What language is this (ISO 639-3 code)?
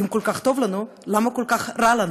heb